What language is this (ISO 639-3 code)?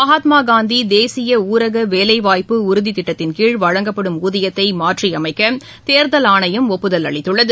tam